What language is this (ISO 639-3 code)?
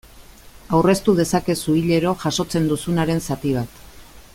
eus